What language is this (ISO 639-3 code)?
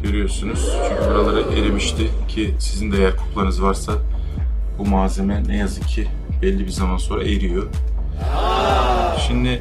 tur